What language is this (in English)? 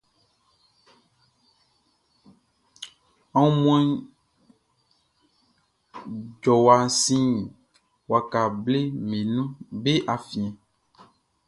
Baoulé